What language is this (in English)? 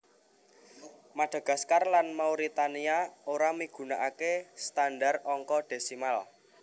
Javanese